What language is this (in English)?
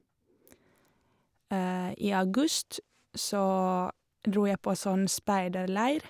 Norwegian